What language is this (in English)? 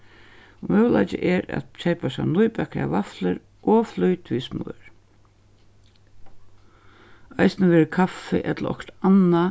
Faroese